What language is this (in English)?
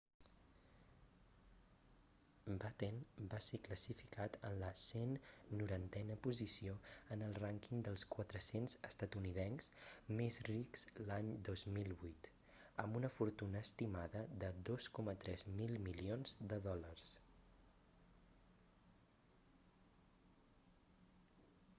Catalan